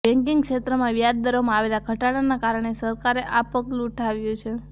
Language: Gujarati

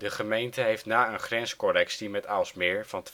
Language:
Dutch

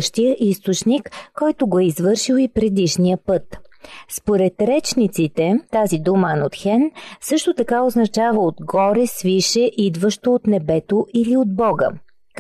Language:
Bulgarian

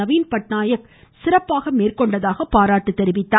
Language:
Tamil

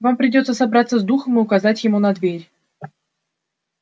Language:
Russian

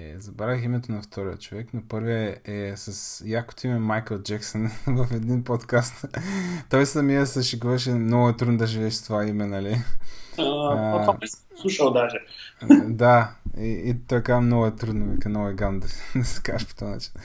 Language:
Bulgarian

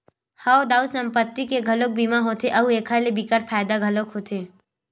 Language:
Chhattisgarhi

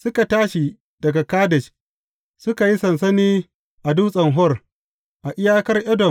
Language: Hausa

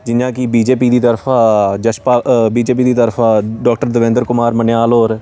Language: Dogri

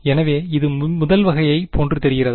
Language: Tamil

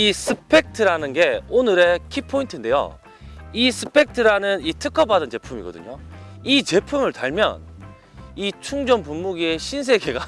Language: Korean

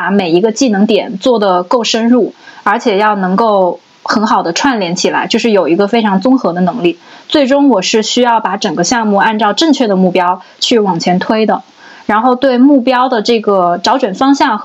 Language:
Chinese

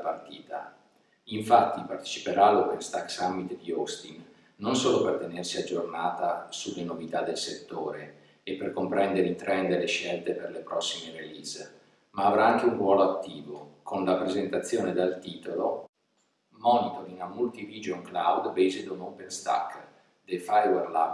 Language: Italian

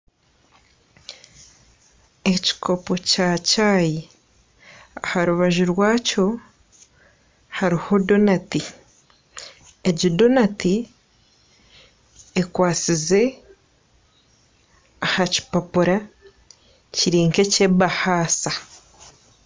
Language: Nyankole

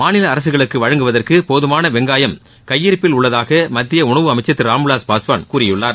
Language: Tamil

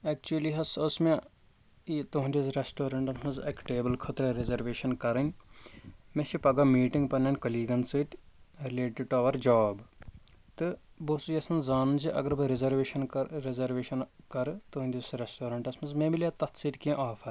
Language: Kashmiri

